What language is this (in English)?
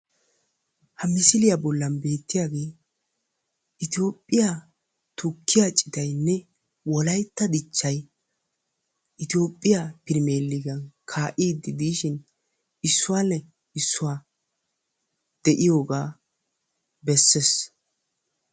Wolaytta